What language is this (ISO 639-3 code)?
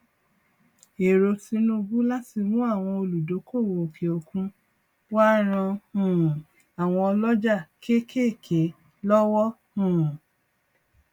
yor